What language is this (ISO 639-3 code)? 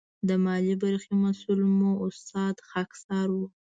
pus